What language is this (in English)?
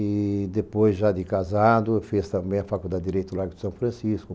Portuguese